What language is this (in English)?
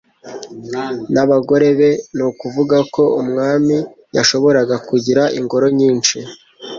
Kinyarwanda